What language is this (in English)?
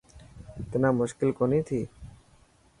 Dhatki